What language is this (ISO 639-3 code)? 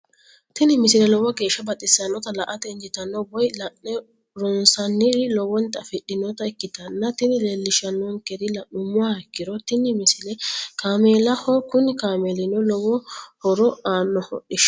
sid